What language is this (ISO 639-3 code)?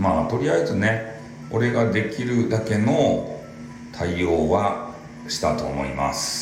jpn